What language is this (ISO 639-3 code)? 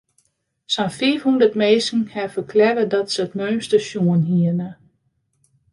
fry